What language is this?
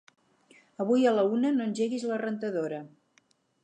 Catalan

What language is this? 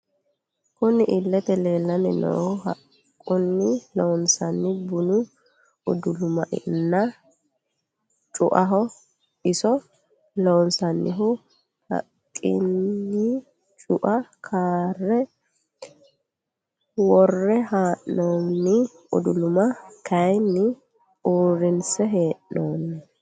Sidamo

